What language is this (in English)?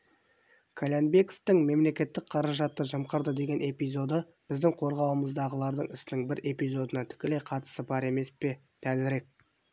Kazakh